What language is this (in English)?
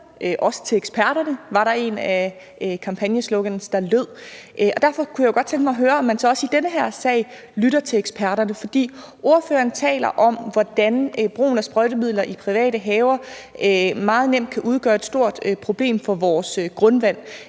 Danish